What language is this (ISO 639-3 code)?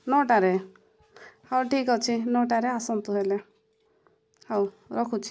ori